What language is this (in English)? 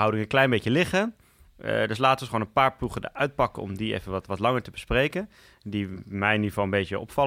Dutch